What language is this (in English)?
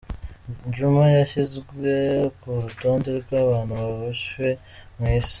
Kinyarwanda